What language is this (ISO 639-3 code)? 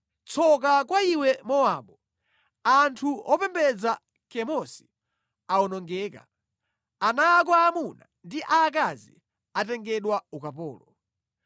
nya